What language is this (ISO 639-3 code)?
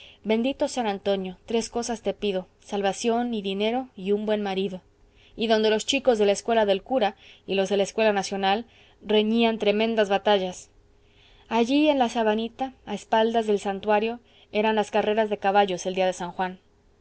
spa